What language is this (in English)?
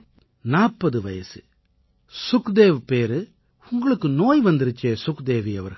Tamil